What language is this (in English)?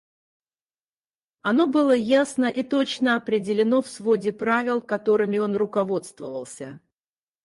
Russian